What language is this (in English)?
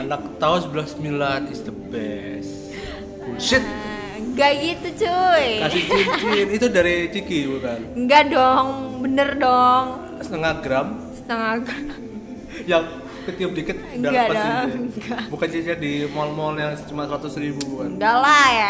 Indonesian